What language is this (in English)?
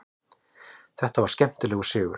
Icelandic